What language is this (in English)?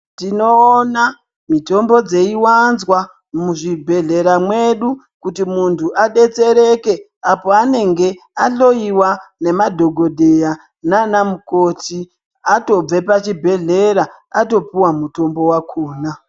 Ndau